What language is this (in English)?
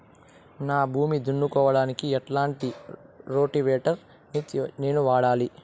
Telugu